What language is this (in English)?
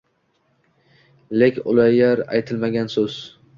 Uzbek